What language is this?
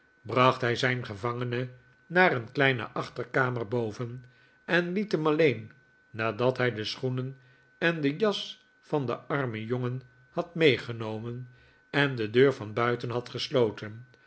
Dutch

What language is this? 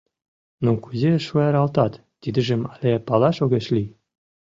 Mari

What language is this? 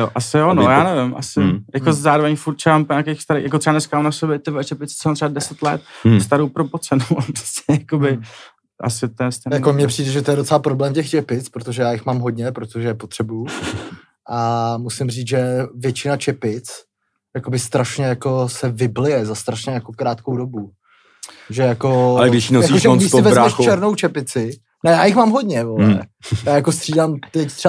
Czech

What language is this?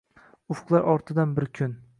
Uzbek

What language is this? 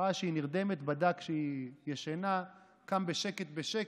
Hebrew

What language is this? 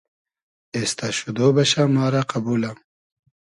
Hazaragi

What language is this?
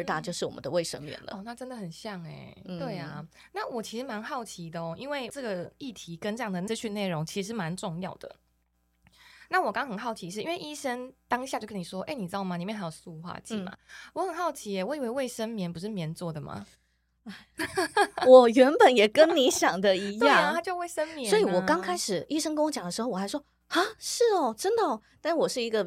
Chinese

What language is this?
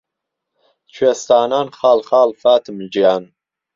Central Kurdish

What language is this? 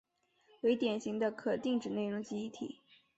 Chinese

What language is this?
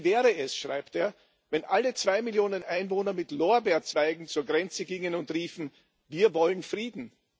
German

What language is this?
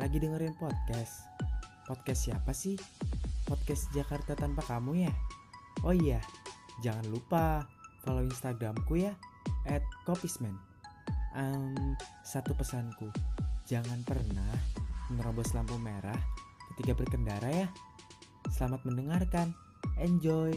Indonesian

